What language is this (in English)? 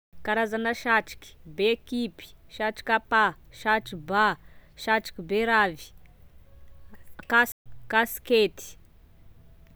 Tesaka Malagasy